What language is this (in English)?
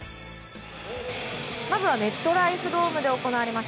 Japanese